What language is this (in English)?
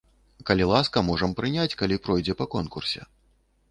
Belarusian